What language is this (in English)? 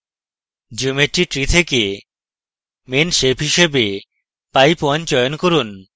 Bangla